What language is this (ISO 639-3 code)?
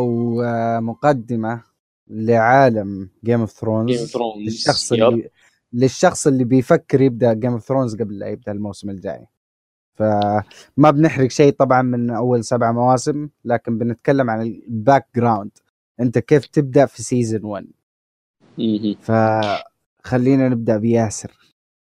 ara